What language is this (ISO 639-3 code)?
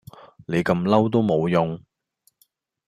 yue